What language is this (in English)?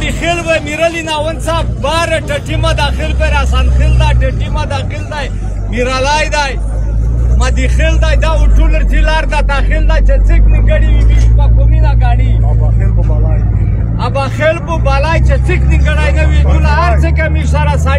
Romanian